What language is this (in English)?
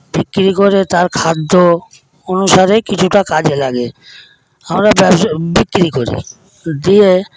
Bangla